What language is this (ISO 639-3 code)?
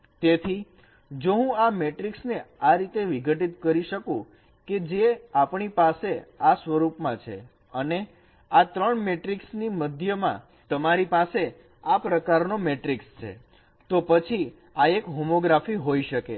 guj